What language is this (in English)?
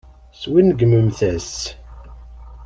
Kabyle